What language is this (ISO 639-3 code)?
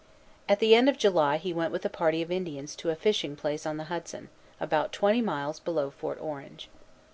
eng